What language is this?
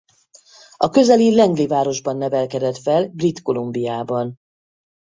Hungarian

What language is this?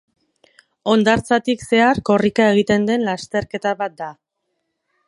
Basque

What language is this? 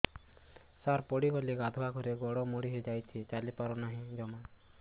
Odia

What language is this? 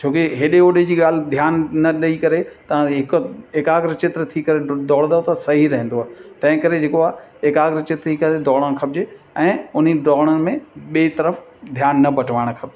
Sindhi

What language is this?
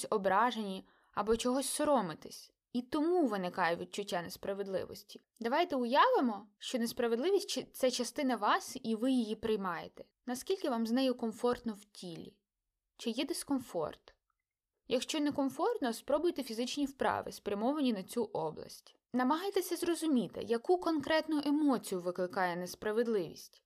Ukrainian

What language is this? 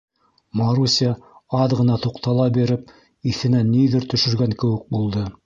Bashkir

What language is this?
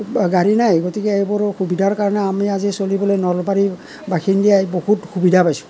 Assamese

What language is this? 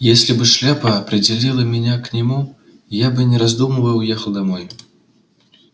Russian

